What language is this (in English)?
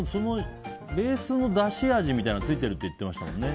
Japanese